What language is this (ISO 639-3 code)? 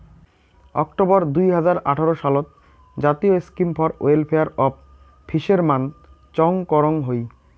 ben